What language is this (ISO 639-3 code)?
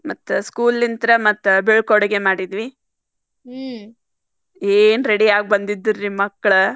kan